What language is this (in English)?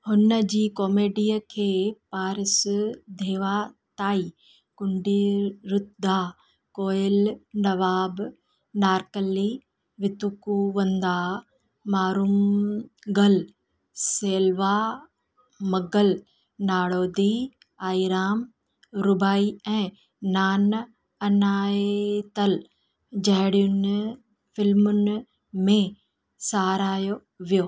Sindhi